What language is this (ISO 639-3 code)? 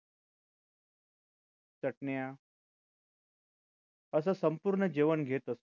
mar